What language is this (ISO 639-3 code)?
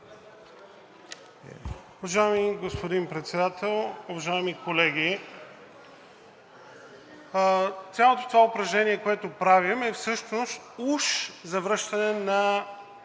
bul